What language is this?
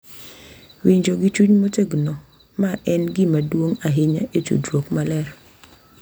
Luo (Kenya and Tanzania)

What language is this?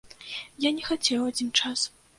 Belarusian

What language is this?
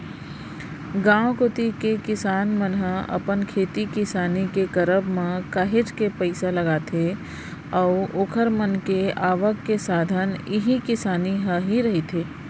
Chhattisgarhi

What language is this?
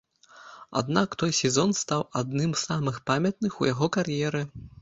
Belarusian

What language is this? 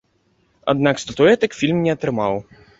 Belarusian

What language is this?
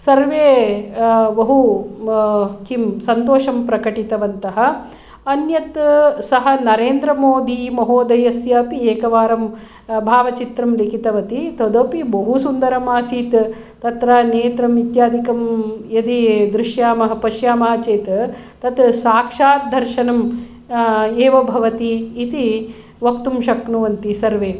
Sanskrit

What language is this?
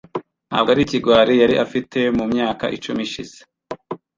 Kinyarwanda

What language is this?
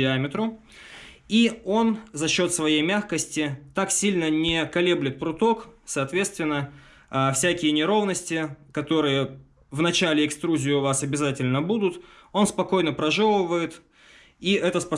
Russian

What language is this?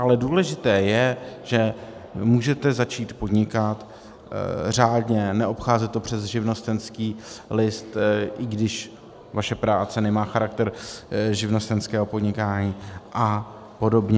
Czech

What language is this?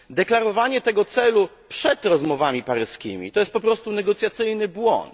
Polish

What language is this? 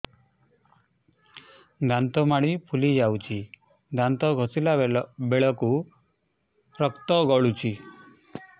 Odia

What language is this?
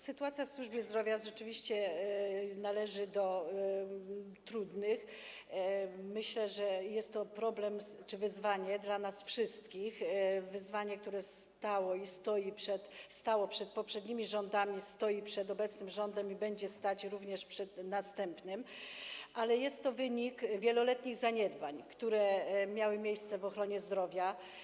Polish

